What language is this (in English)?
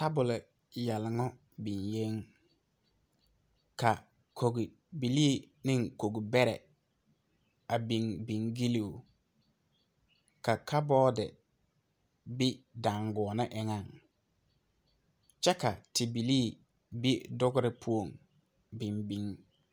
Southern Dagaare